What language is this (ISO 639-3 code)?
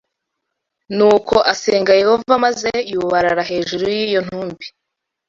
kin